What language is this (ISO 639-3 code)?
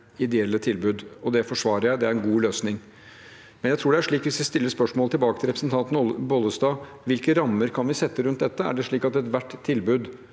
nor